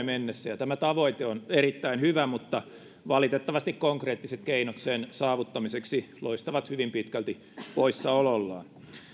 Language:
Finnish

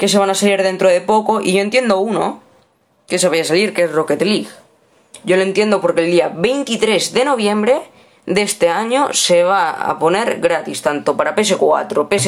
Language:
Spanish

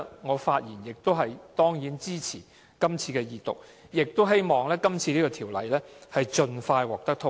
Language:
Cantonese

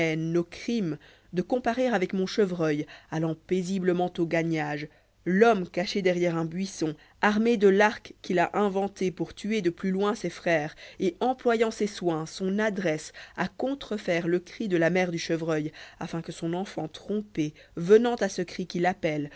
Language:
French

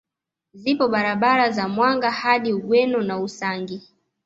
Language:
Swahili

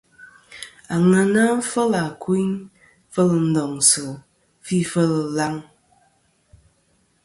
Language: Kom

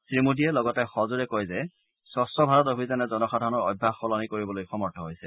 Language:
Assamese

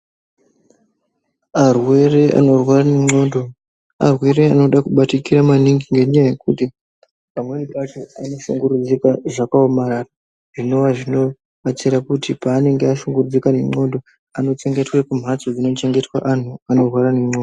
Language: Ndau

